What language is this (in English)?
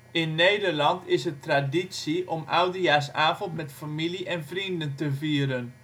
Dutch